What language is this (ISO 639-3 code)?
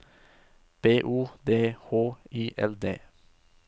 nor